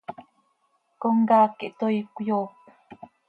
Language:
Seri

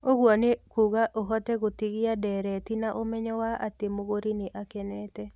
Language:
Kikuyu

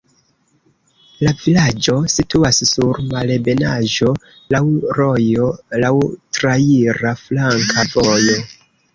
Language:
Esperanto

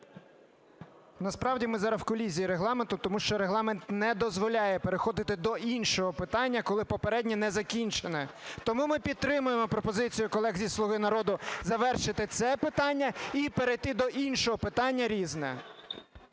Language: Ukrainian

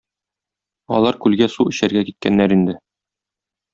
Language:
Tatar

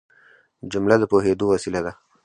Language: Pashto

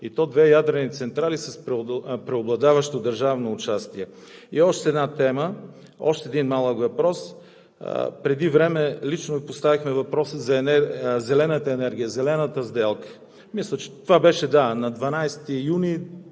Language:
Bulgarian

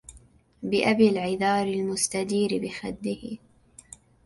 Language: Arabic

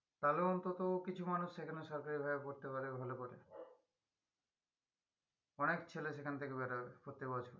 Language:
Bangla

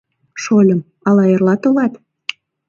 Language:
Mari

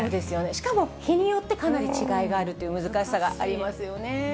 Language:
Japanese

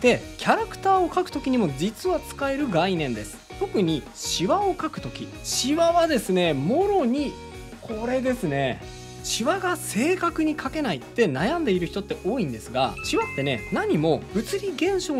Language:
Japanese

